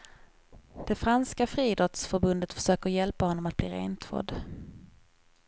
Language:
Swedish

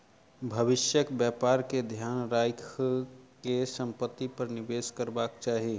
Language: Maithili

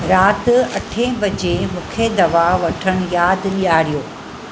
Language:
Sindhi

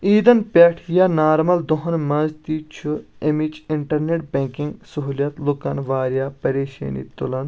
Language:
Kashmiri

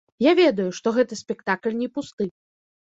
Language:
Belarusian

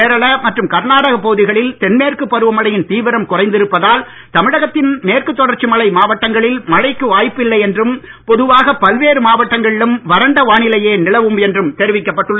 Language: Tamil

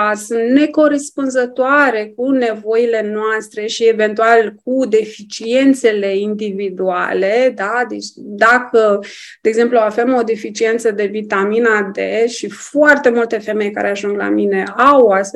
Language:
Romanian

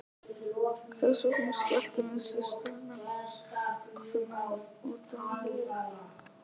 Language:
Icelandic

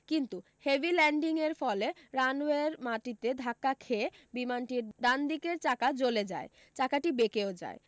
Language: Bangla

